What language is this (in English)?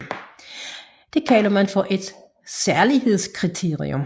Danish